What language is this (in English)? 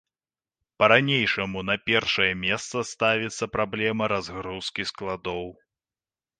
Belarusian